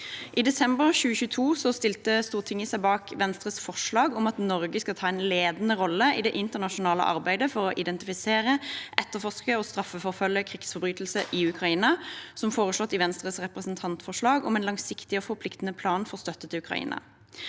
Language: Norwegian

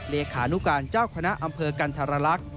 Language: Thai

